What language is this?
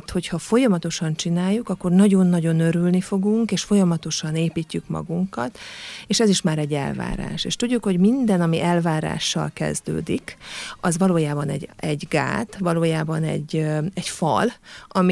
Hungarian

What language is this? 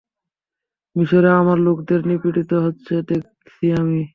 Bangla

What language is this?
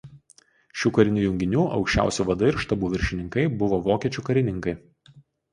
Lithuanian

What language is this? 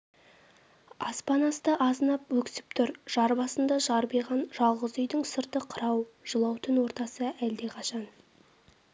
Kazakh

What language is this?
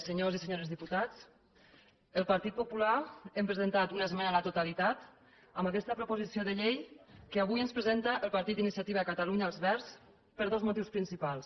Catalan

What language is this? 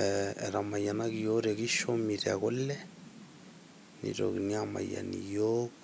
Masai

